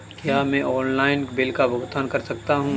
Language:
Hindi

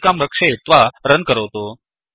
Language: Sanskrit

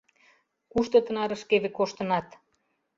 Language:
Mari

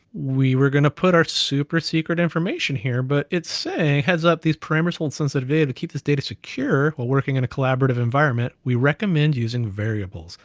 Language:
English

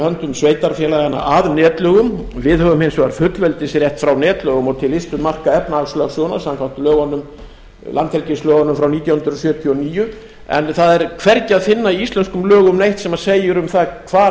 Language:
Icelandic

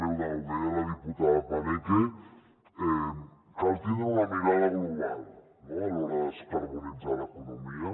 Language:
Catalan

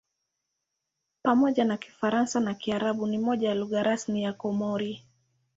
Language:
Swahili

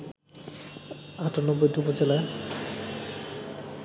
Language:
Bangla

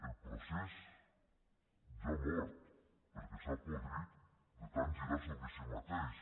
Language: Catalan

